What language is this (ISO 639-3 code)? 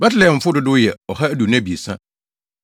aka